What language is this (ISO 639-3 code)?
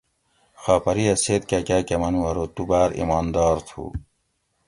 gwc